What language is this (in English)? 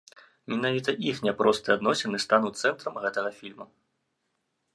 Belarusian